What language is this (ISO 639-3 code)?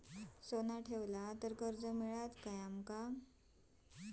mar